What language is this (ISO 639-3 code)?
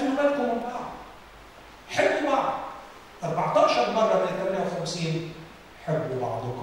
ara